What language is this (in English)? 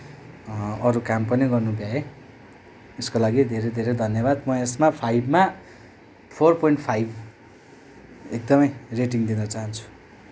Nepali